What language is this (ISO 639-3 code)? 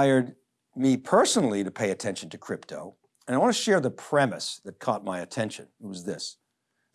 eng